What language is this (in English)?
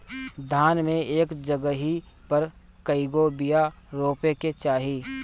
Bhojpuri